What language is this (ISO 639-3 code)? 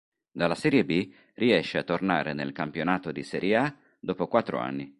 ita